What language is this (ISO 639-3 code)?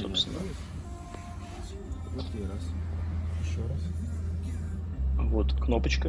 rus